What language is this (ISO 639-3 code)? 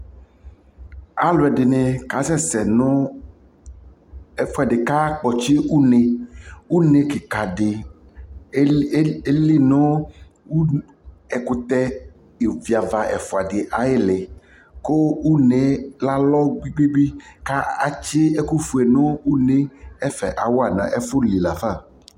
kpo